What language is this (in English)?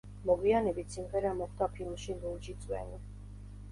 Georgian